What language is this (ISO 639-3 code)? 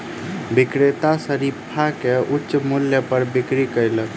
mai